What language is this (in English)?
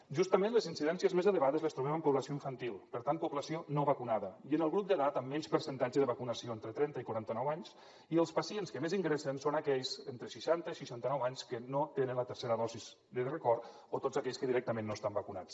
Catalan